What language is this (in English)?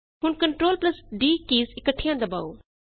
Punjabi